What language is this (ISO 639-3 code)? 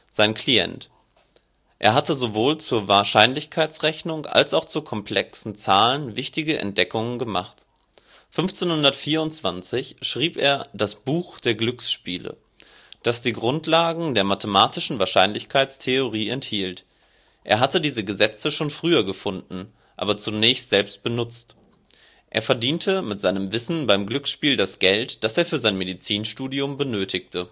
deu